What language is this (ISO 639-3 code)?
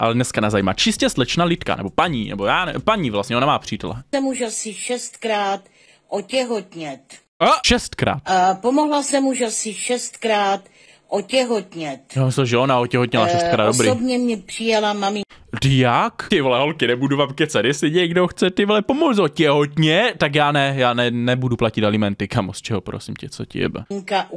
ces